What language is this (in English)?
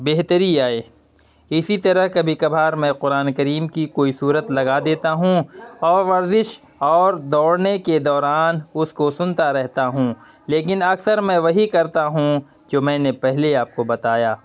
Urdu